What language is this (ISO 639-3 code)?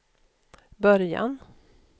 swe